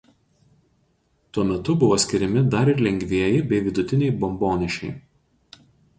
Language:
Lithuanian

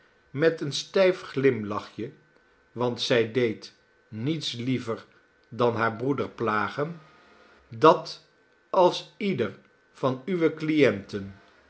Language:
Dutch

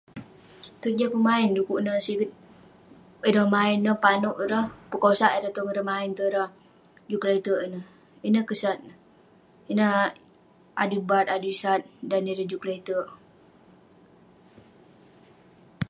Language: Western Penan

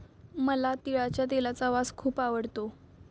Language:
Marathi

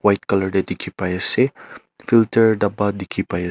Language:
Naga Pidgin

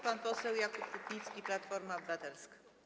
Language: Polish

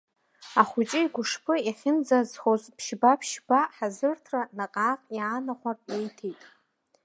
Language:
Abkhazian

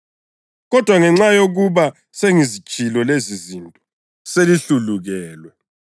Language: North Ndebele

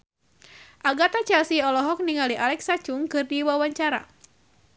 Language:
Sundanese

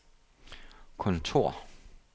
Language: Danish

